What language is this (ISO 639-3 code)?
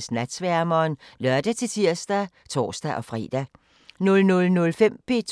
dan